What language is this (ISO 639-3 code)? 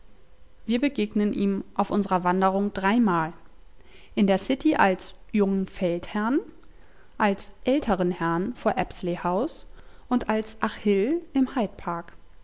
deu